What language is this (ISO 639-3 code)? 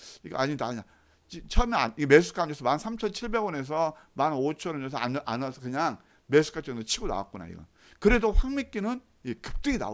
kor